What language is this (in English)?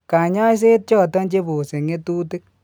Kalenjin